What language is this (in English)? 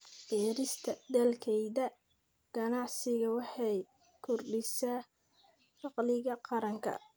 Somali